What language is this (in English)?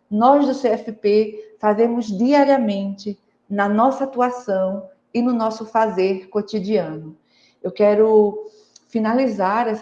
Portuguese